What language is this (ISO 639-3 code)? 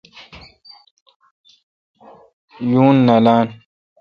xka